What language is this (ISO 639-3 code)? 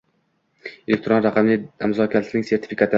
uzb